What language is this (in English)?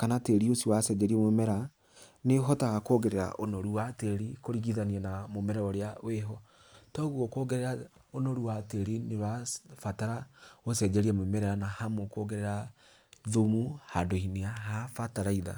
Kikuyu